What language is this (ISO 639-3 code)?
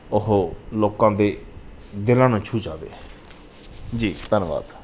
pan